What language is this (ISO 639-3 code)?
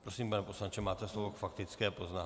ces